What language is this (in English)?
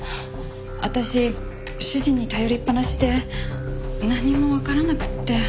Japanese